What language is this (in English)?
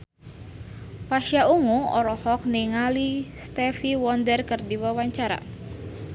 Sundanese